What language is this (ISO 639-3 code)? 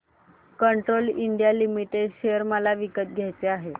mar